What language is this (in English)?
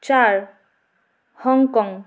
Bangla